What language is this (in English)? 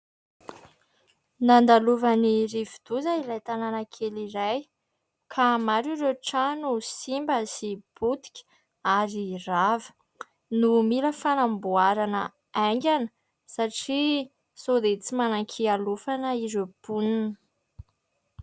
Malagasy